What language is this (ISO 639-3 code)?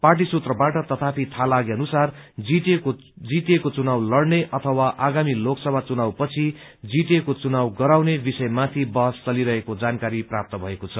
nep